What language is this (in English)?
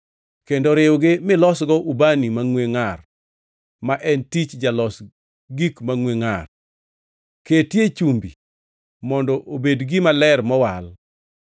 Luo (Kenya and Tanzania)